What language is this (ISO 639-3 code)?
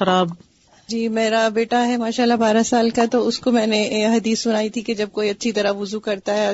urd